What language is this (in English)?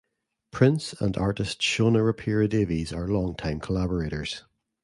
English